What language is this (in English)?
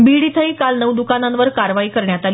Marathi